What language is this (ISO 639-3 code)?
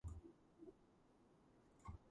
kat